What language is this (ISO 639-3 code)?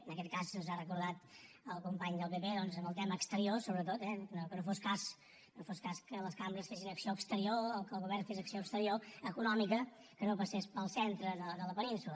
cat